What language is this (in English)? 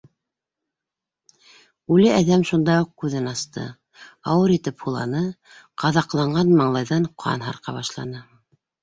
Bashkir